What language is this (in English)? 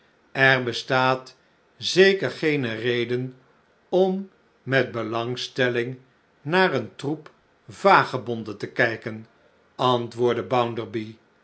Dutch